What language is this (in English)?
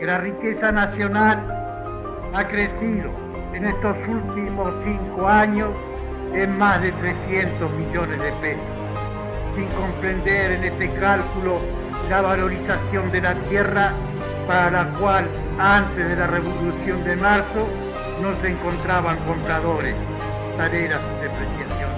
Spanish